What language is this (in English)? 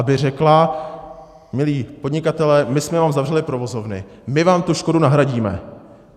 Czech